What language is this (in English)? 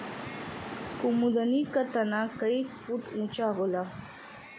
Bhojpuri